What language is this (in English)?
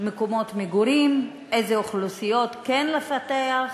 Hebrew